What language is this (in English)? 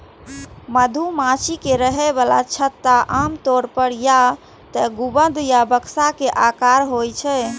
Maithili